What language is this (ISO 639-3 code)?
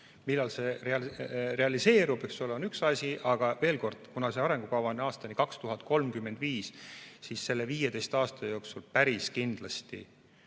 est